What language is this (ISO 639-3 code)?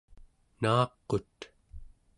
esu